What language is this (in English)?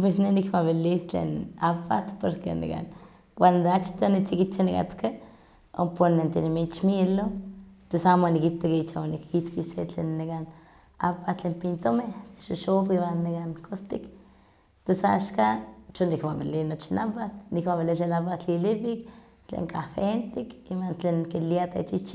Huaxcaleca Nahuatl